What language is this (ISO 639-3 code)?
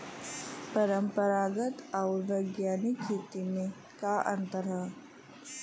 bho